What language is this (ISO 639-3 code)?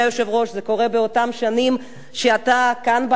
heb